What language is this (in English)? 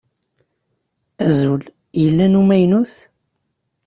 Kabyle